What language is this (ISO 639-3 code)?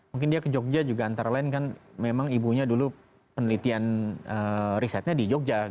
ind